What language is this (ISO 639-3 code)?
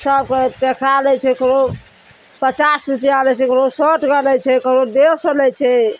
mai